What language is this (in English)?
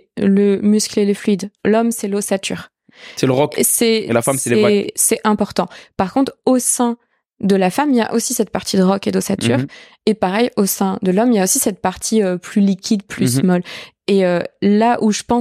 French